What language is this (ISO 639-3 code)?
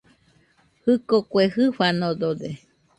hux